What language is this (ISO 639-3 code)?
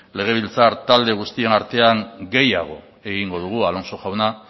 eus